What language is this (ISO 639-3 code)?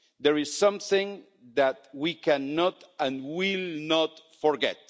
eng